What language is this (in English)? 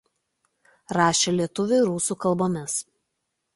Lithuanian